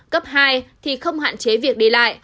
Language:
Vietnamese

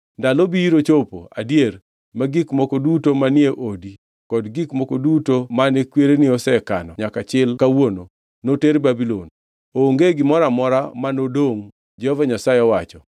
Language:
Luo (Kenya and Tanzania)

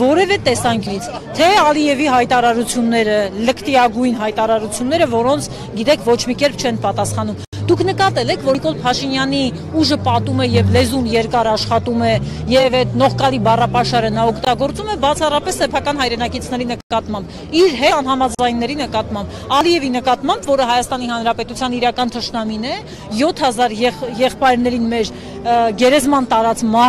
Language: Romanian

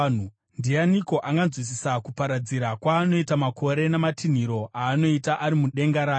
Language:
Shona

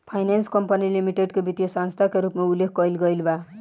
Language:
Bhojpuri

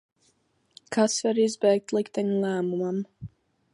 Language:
Latvian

